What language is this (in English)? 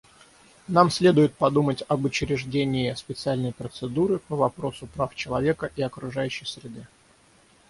Russian